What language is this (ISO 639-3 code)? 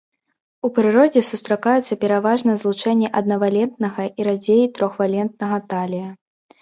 bel